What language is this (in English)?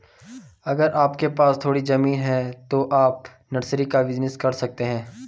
Hindi